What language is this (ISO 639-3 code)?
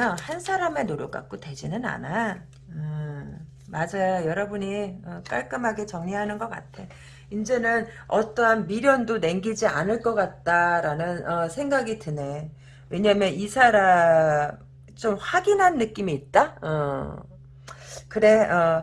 kor